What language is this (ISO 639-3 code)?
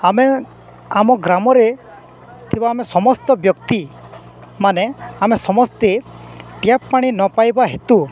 ori